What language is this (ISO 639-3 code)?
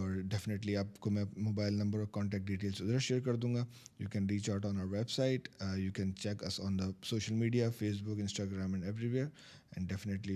urd